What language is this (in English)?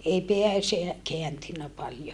Finnish